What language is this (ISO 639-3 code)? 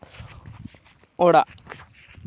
sat